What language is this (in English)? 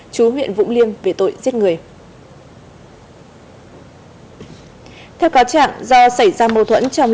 Vietnamese